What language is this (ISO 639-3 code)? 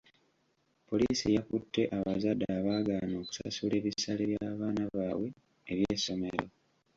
lug